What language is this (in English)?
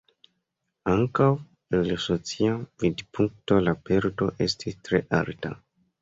Esperanto